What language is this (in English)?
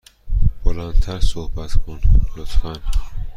Persian